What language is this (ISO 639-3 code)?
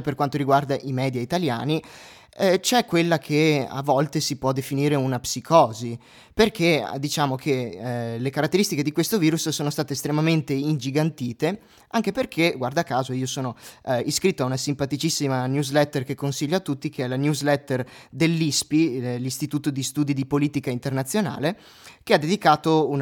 ita